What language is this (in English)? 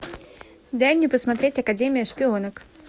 Russian